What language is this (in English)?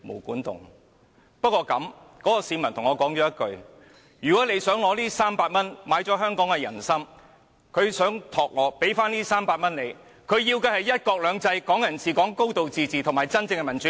Cantonese